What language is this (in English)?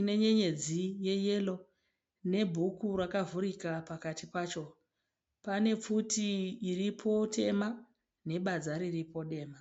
Shona